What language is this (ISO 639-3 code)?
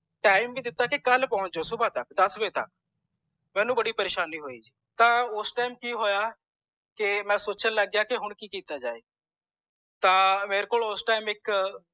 pan